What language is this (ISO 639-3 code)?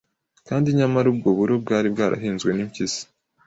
kin